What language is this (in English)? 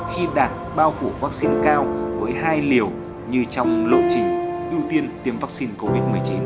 Vietnamese